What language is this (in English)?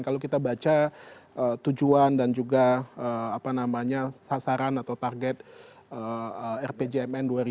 Indonesian